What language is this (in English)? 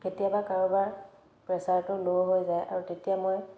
Assamese